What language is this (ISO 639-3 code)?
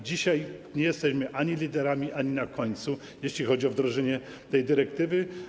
pol